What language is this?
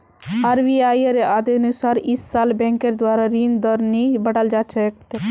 Magahi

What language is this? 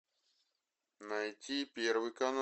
Russian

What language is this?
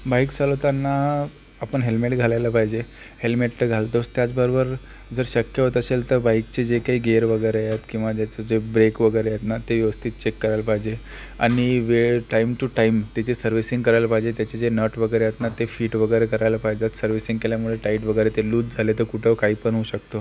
Marathi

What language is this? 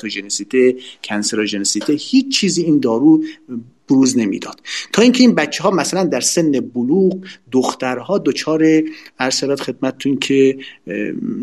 Persian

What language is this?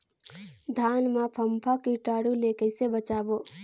Chhattisgarhi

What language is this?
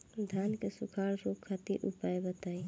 Bhojpuri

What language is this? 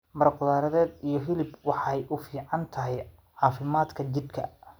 Somali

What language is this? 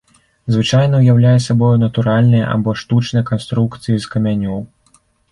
Belarusian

